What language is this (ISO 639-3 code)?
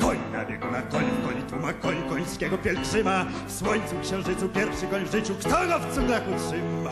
pol